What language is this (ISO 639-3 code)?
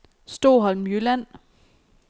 dan